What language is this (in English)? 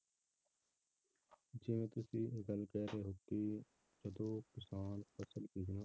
Punjabi